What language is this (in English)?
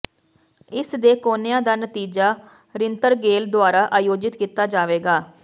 Punjabi